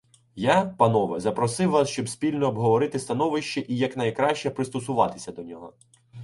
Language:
Ukrainian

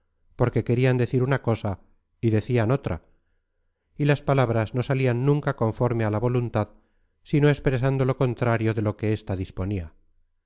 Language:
Spanish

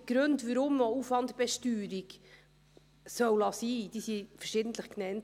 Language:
Swiss German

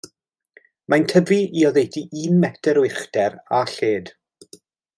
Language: Welsh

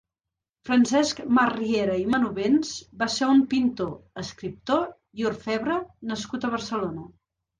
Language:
Catalan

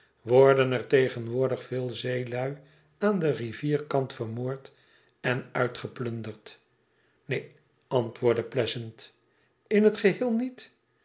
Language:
Dutch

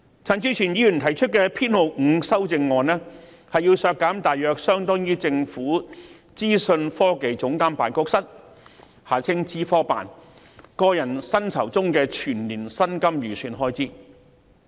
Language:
Cantonese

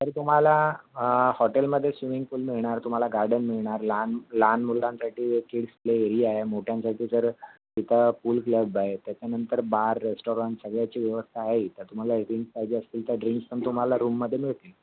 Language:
Marathi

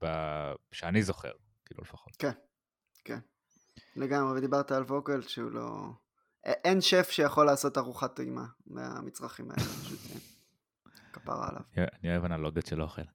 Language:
Hebrew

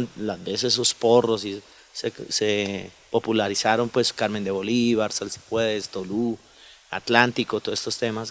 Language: Spanish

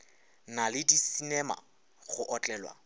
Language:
Northern Sotho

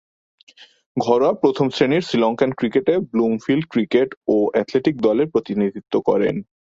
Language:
Bangla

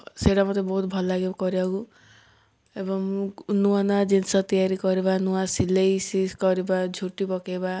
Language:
Odia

